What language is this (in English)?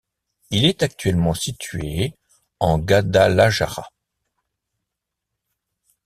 French